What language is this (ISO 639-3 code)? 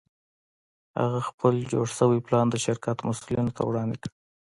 pus